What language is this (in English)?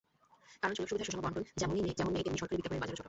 Bangla